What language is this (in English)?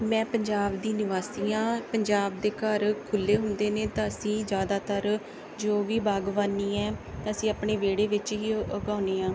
Punjabi